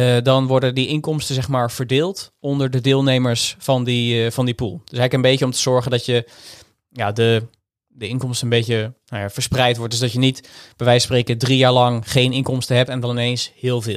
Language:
Dutch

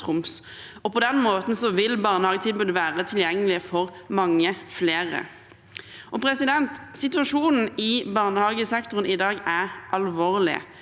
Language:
Norwegian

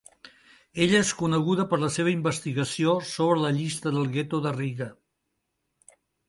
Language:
Catalan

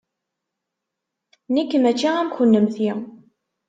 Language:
Kabyle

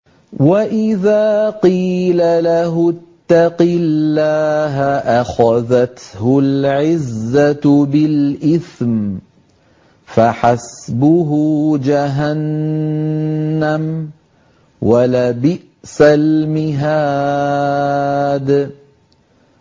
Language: Arabic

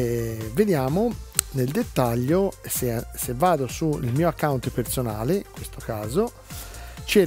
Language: Italian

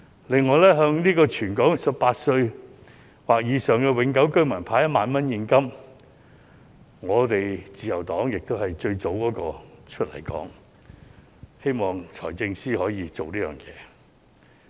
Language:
Cantonese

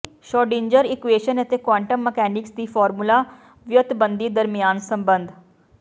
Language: Punjabi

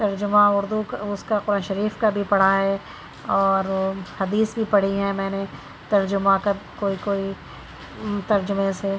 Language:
Urdu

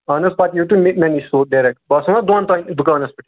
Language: Kashmiri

